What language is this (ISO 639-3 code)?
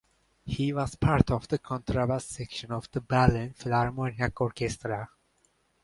eng